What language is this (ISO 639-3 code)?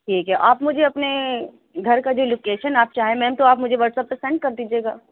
urd